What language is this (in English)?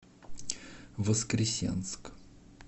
Russian